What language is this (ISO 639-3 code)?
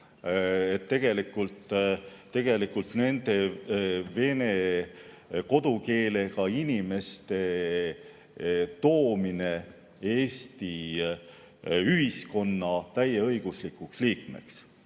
est